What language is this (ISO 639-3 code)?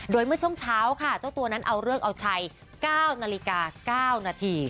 tha